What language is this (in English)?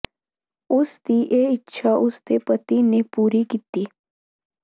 Punjabi